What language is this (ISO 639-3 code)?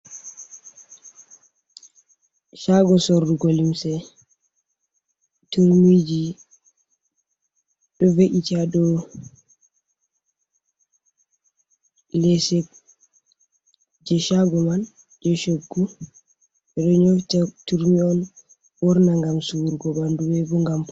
ful